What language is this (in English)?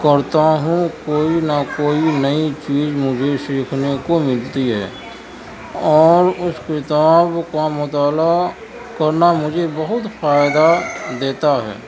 Urdu